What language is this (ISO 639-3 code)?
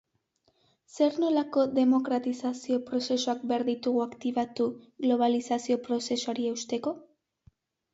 eus